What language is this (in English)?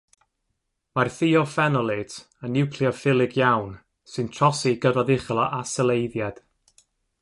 Welsh